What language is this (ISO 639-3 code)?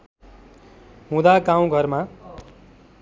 nep